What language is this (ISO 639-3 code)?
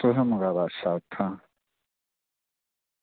doi